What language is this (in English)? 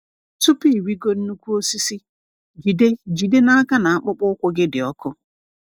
Igbo